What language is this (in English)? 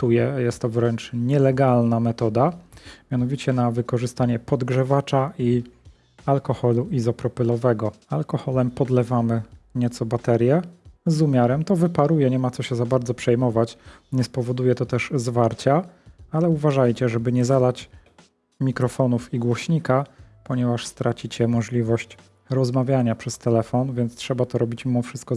Polish